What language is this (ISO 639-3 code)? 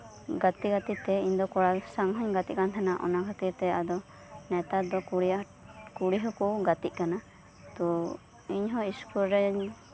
sat